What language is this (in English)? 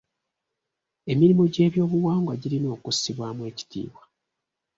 Ganda